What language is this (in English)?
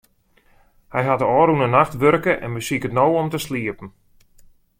Western Frisian